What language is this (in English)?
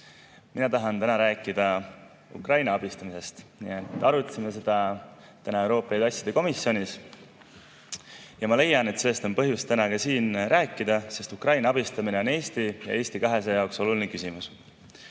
Estonian